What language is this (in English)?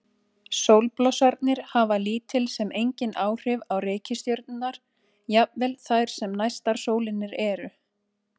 Icelandic